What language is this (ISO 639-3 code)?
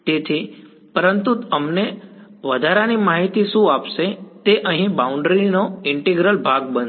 guj